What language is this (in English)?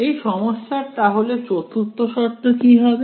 Bangla